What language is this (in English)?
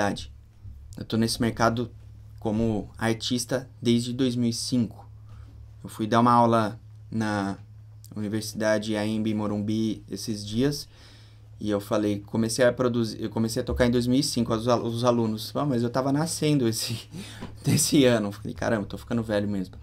Portuguese